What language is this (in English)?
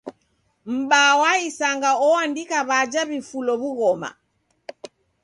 Taita